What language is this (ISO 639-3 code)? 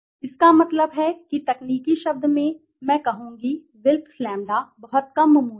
hin